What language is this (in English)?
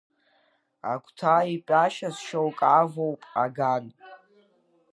Abkhazian